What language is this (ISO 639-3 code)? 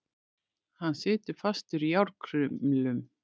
isl